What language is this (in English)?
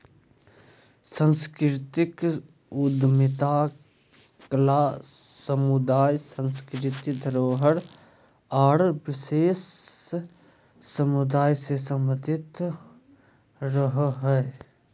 Magahi